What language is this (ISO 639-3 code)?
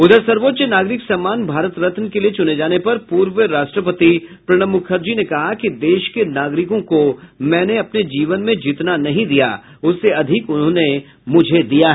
hin